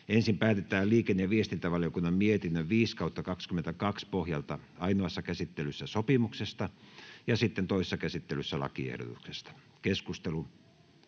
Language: Finnish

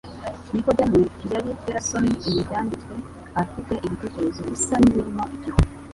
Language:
Kinyarwanda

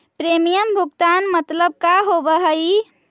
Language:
Magahi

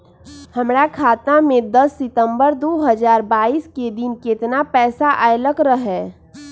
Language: Magahi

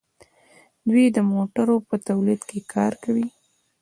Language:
Pashto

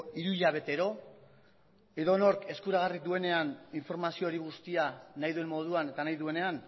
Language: Basque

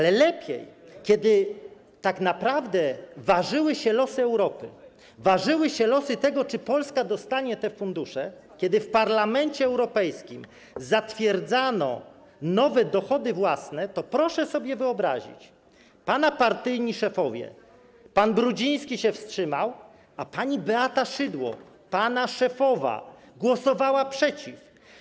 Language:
Polish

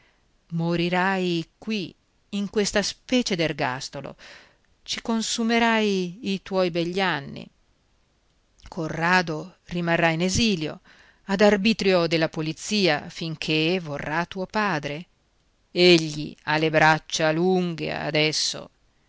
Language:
Italian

